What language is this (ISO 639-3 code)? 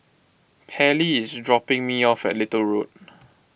eng